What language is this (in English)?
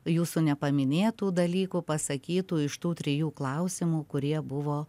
Lithuanian